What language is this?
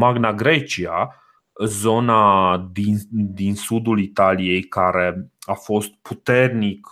Romanian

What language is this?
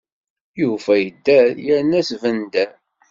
Kabyle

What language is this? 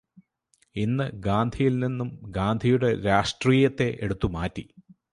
Malayalam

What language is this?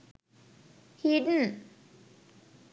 Sinhala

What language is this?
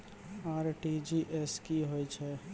Maithili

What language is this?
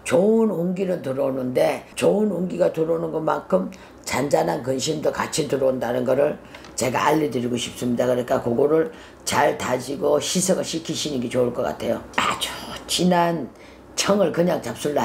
Korean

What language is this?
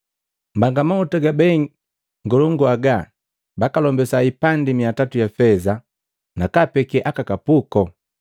Matengo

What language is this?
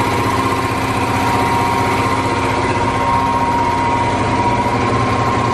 English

